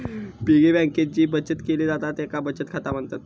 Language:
Marathi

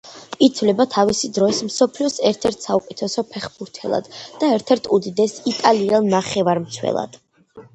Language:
Georgian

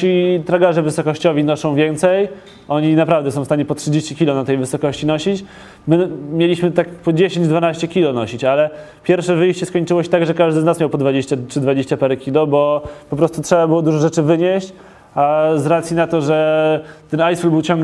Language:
Polish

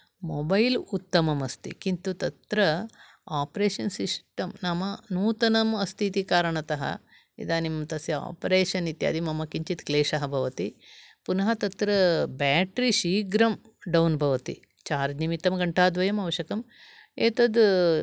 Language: Sanskrit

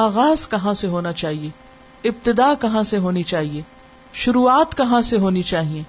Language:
Urdu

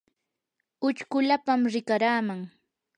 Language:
Yanahuanca Pasco Quechua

